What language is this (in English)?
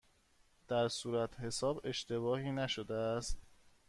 Persian